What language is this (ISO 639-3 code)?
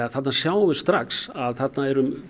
isl